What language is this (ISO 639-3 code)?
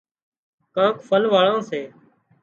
kxp